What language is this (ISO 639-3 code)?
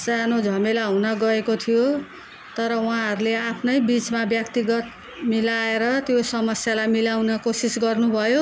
nep